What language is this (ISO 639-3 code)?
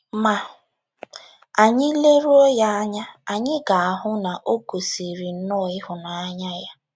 ibo